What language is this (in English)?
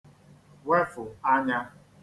Igbo